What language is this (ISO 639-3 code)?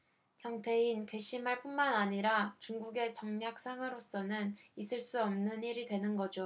kor